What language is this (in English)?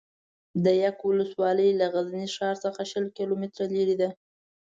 Pashto